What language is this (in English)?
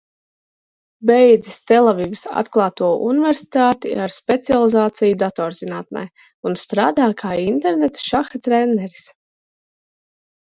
Latvian